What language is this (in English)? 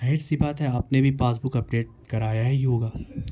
Urdu